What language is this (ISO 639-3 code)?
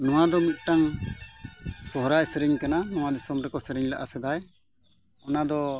sat